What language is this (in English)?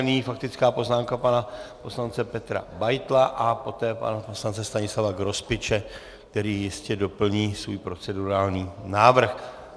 Czech